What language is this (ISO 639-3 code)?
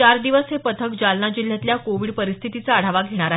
mar